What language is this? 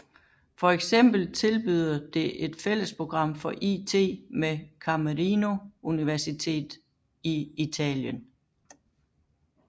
Danish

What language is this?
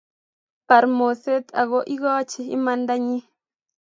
Kalenjin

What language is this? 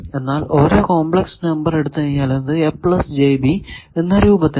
Malayalam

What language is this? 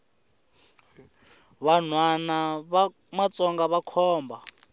Tsonga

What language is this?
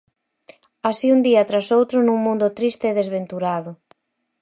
Galician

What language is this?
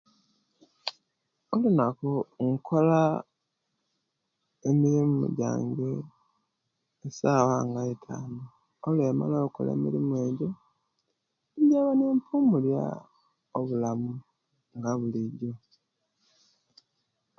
Kenyi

